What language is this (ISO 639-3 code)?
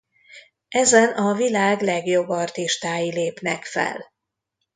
hun